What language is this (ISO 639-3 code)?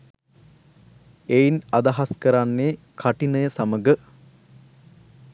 sin